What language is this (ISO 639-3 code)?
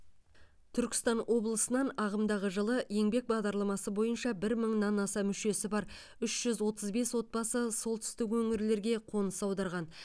kaz